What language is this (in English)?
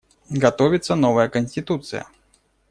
Russian